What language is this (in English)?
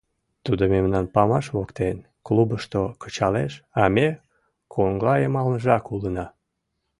Mari